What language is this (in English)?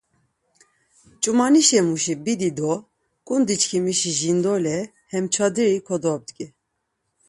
Laz